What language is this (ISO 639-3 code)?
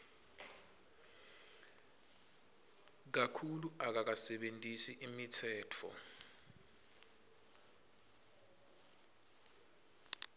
ssw